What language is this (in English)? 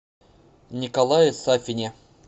Russian